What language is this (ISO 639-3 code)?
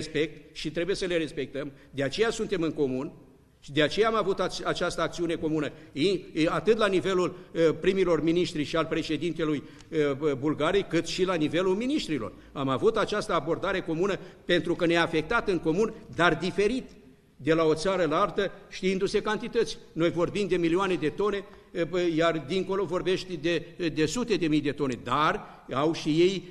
ron